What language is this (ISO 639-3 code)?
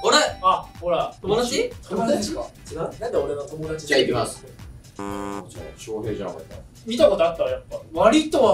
jpn